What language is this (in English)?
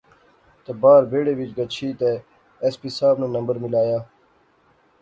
Pahari-Potwari